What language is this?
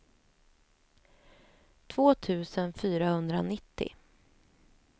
Swedish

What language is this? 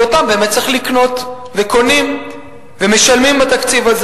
Hebrew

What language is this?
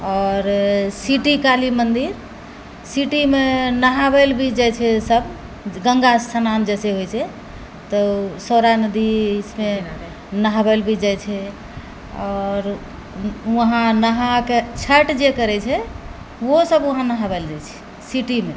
Maithili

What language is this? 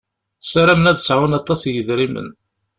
Kabyle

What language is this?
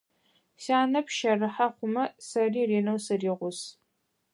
Adyghe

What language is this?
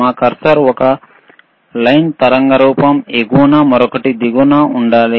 Telugu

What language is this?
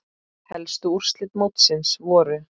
Icelandic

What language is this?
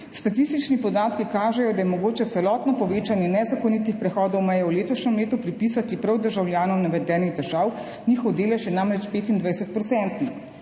Slovenian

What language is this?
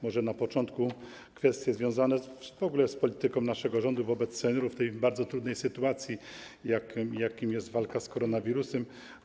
Polish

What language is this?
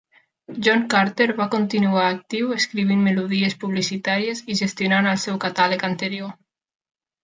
Catalan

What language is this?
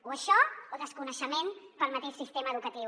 Catalan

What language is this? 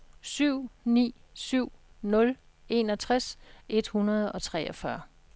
Danish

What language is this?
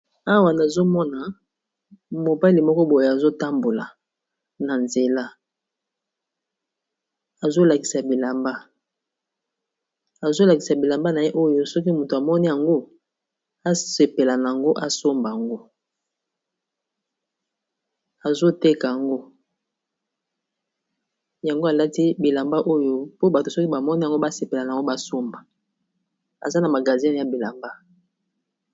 Lingala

